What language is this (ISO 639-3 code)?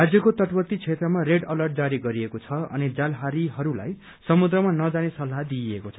nep